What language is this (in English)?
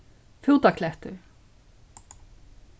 Faroese